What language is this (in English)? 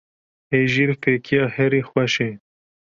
Kurdish